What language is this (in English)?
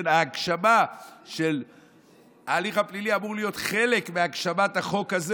Hebrew